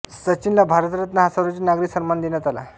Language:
Marathi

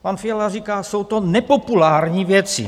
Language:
Czech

